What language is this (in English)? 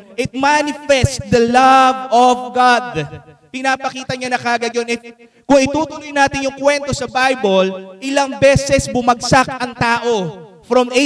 Filipino